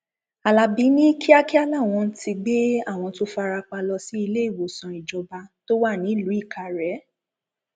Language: Yoruba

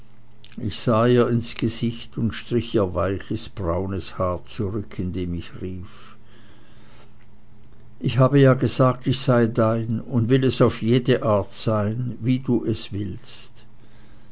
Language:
German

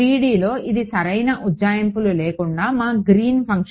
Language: Telugu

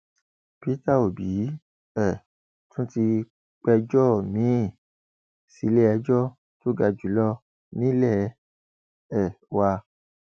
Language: Yoruba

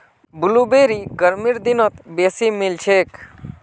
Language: Magahi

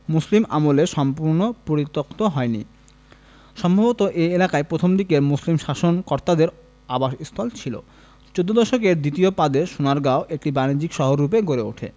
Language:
Bangla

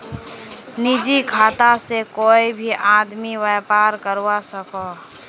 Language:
Magahi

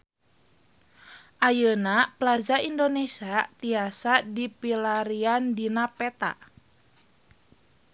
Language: Sundanese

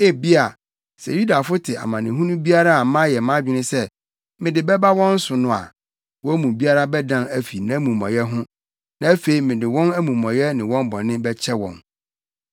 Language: Akan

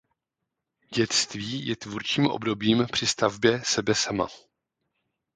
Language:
Czech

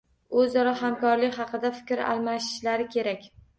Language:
Uzbek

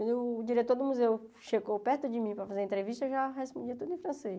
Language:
Portuguese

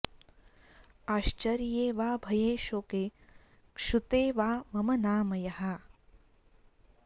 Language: Sanskrit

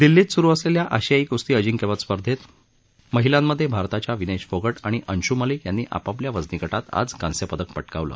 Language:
Marathi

